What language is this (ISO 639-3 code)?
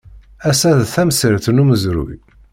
kab